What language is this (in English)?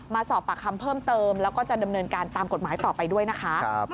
Thai